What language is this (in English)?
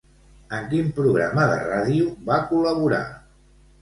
Catalan